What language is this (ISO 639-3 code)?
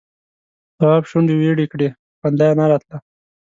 pus